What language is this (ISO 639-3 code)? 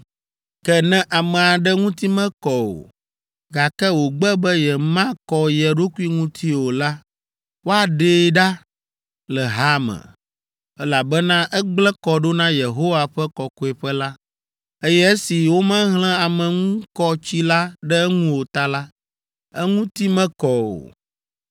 ewe